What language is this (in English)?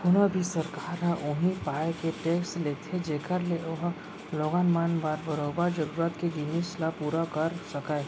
Chhattisgarhi